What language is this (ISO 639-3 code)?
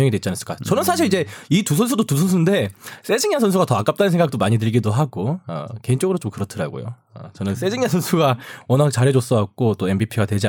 kor